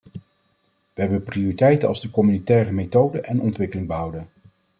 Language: Dutch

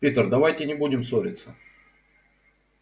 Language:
Russian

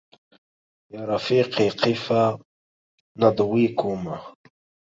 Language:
Arabic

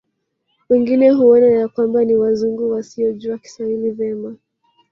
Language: Swahili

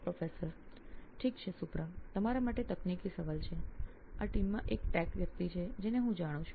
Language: Gujarati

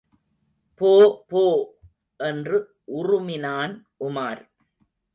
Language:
Tamil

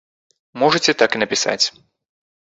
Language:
Belarusian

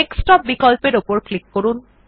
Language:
Bangla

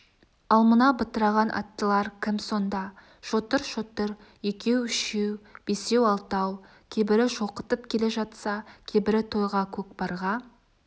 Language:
Kazakh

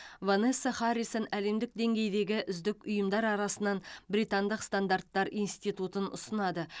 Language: Kazakh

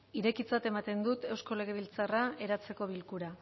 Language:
Basque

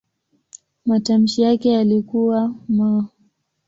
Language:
Swahili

